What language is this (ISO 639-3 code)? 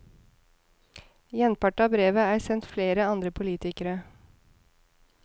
nor